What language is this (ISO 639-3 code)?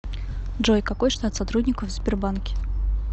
rus